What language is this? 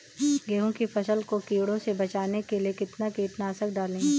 Hindi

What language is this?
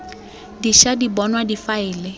Tswana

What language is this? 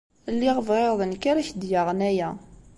Kabyle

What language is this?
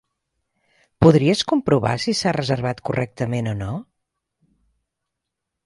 Catalan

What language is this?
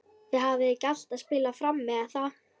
Icelandic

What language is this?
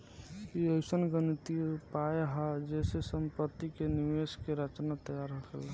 Bhojpuri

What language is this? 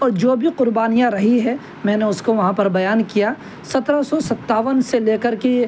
Urdu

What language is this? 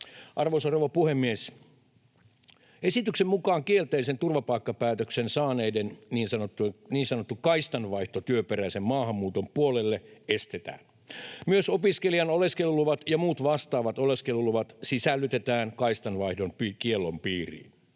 Finnish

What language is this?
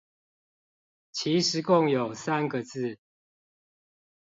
Chinese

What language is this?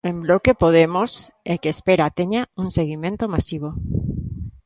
Galician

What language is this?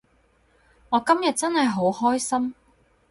Cantonese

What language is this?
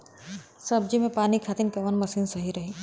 Bhojpuri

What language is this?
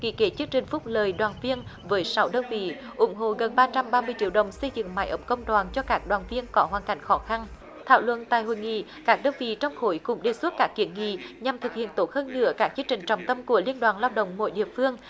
Vietnamese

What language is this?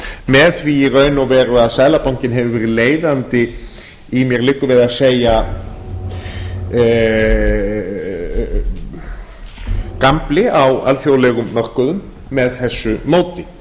Icelandic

